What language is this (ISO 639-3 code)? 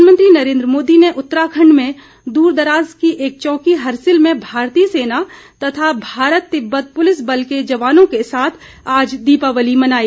hin